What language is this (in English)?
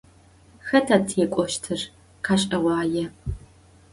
Adyghe